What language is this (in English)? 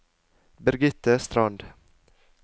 Norwegian